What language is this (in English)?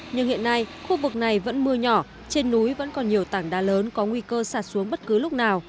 Vietnamese